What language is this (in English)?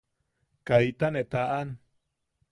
Yaqui